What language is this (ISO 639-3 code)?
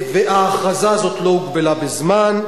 heb